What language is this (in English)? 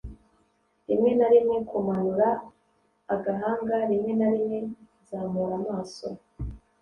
Kinyarwanda